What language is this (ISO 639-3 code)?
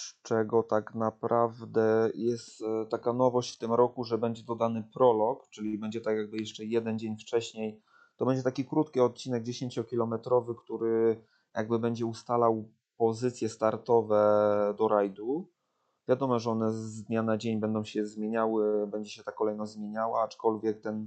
pol